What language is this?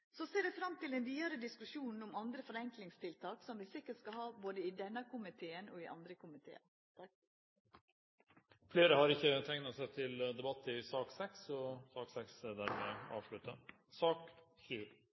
Norwegian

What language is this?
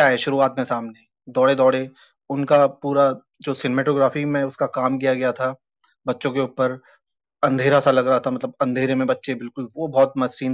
Hindi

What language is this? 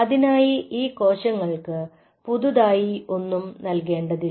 Malayalam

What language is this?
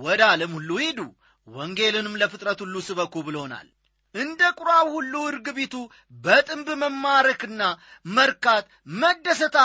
Amharic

